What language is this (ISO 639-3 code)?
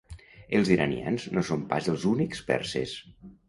cat